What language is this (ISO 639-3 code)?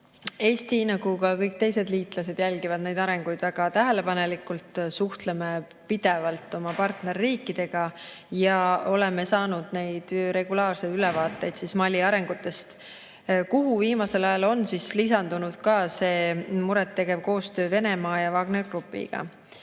est